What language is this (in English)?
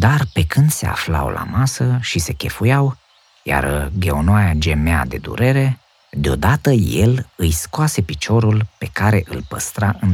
Romanian